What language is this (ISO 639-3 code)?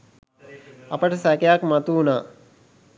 sin